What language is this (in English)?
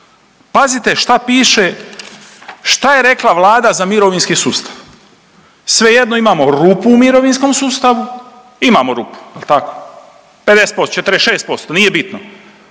Croatian